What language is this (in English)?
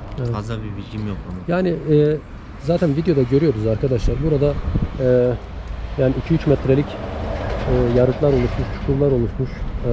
Turkish